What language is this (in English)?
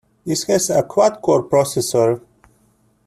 English